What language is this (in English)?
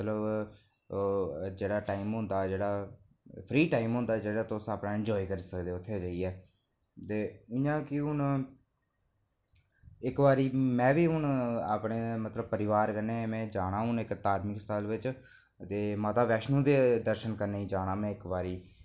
Dogri